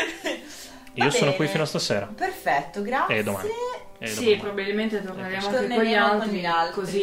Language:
Italian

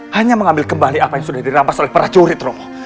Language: Indonesian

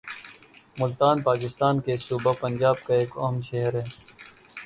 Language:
Urdu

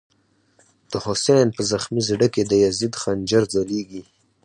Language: Pashto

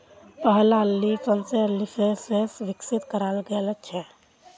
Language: Magahi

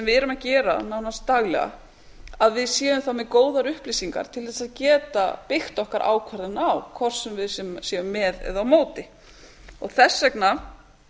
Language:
Icelandic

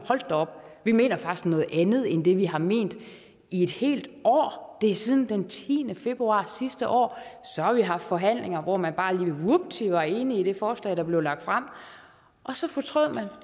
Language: Danish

